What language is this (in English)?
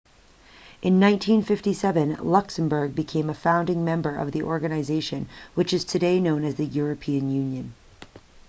English